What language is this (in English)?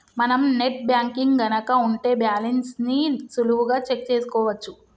Telugu